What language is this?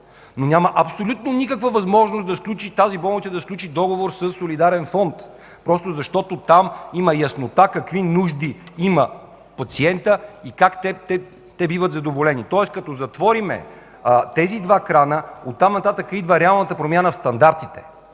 Bulgarian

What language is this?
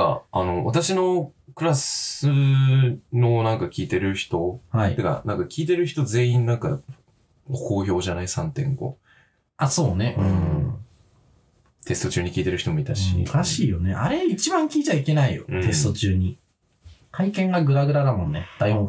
Japanese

